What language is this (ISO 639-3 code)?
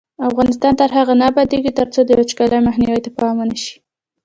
pus